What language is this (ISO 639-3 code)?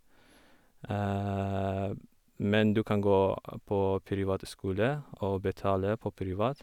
nor